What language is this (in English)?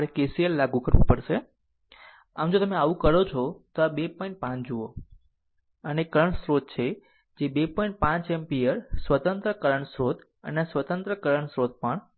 Gujarati